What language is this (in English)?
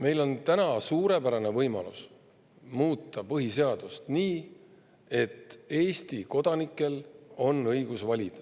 Estonian